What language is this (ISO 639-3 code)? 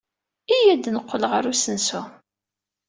kab